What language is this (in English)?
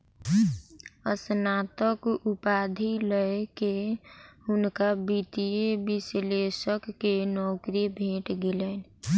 Maithili